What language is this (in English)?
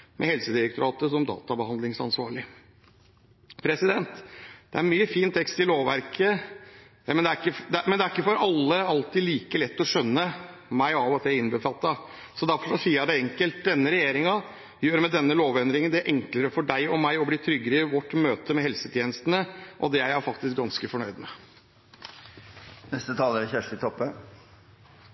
Norwegian